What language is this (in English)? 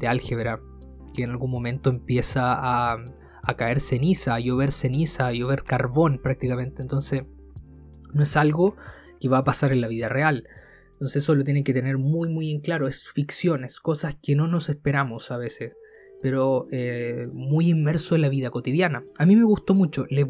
Spanish